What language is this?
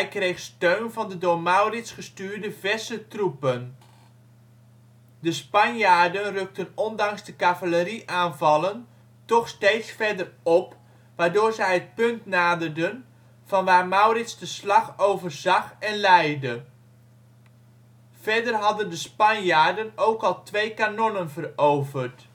Dutch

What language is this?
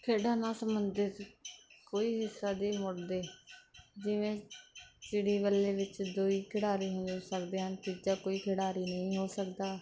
Punjabi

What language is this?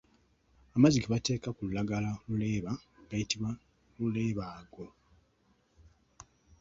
Ganda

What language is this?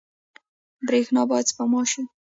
Pashto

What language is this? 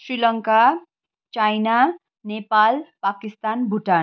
Nepali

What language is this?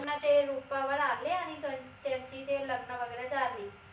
Marathi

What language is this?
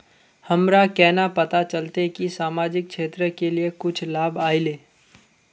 Magahi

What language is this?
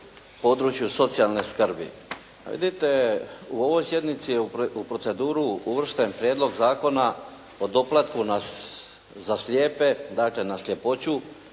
Croatian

